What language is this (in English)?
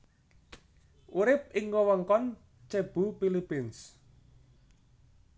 Javanese